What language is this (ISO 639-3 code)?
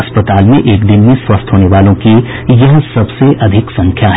hin